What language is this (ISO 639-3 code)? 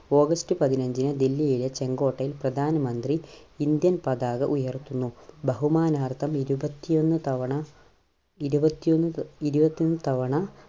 mal